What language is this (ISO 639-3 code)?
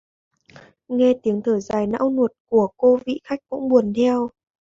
vie